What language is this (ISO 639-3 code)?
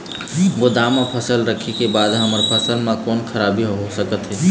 hne